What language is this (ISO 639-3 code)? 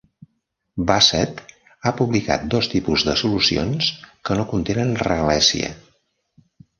cat